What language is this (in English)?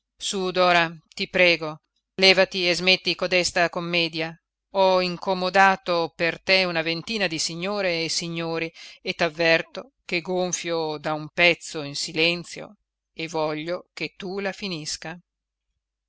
Italian